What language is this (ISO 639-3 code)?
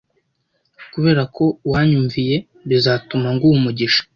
kin